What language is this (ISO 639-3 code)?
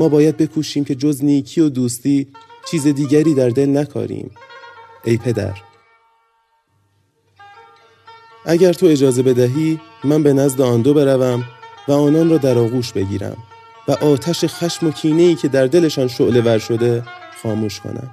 fas